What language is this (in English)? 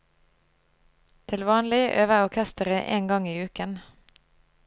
Norwegian